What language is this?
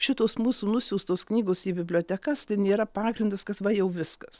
Lithuanian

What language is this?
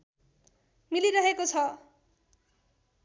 Nepali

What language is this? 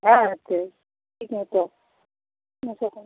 Maithili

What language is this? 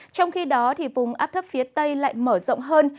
Vietnamese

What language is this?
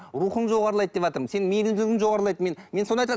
Kazakh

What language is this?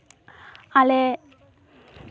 Santali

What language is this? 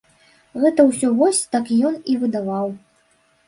Belarusian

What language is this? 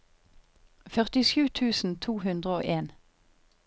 Norwegian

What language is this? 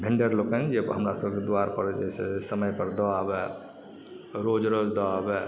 Maithili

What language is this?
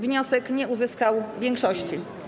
Polish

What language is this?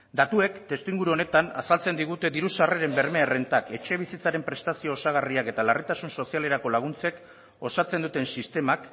Basque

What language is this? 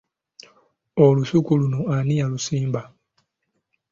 Ganda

